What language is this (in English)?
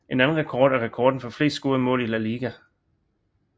Danish